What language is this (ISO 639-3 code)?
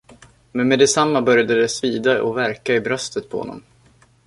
swe